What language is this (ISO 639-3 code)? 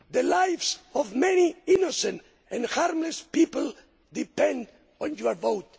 eng